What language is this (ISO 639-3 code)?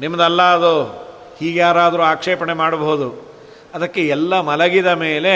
kan